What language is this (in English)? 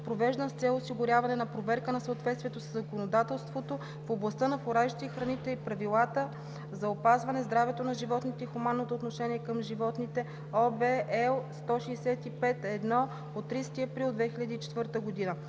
Bulgarian